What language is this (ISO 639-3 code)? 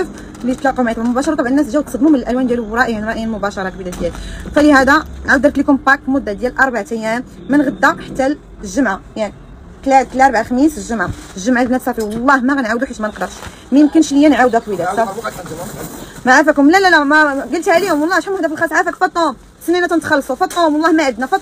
ara